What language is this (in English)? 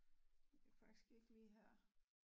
Danish